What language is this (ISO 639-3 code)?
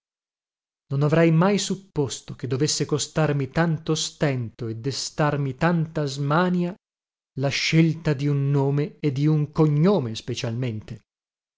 ita